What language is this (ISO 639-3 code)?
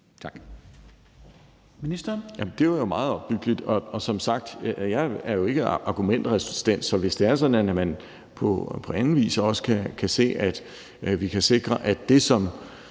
dan